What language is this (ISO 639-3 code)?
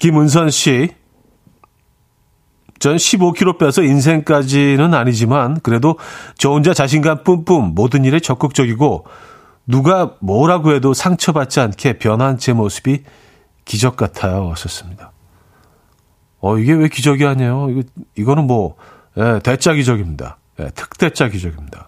kor